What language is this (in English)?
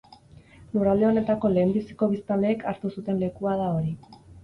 Basque